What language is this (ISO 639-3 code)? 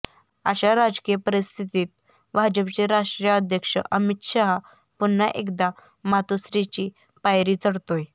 mar